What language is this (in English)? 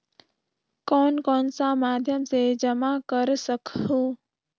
Chhattisgarhi